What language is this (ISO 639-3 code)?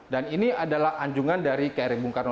ind